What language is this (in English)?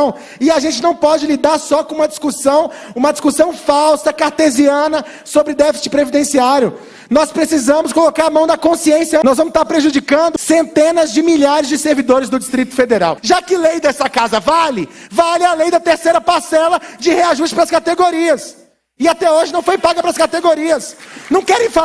Portuguese